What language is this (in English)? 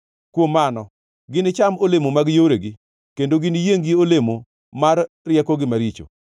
Luo (Kenya and Tanzania)